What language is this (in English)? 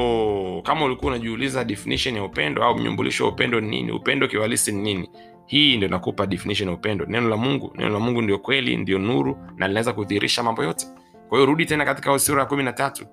Swahili